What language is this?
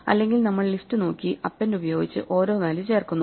Malayalam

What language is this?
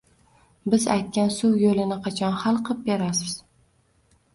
Uzbek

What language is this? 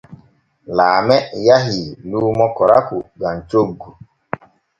Borgu Fulfulde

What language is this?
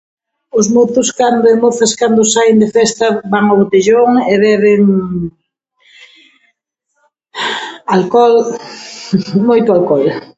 Galician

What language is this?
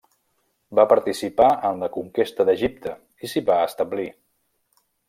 Catalan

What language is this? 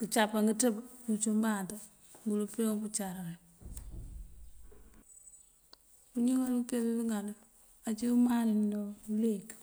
Mandjak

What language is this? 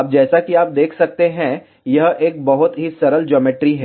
Hindi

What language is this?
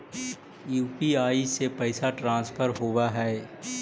Magahi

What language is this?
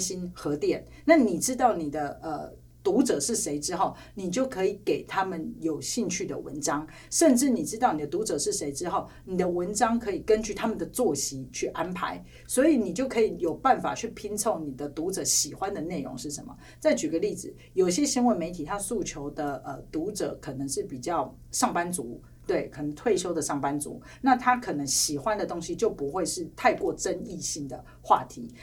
Chinese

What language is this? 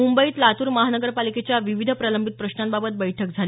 Marathi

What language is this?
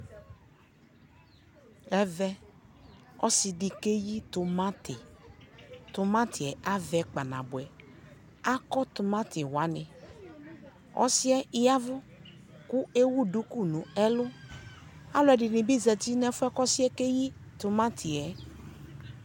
Ikposo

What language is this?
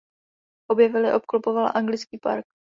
Czech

